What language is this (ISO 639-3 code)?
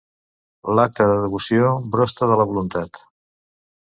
cat